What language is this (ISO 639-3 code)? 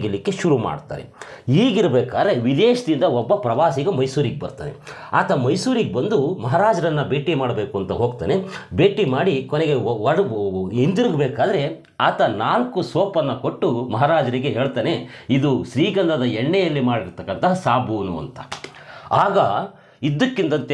ron